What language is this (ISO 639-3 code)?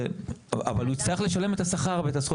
heb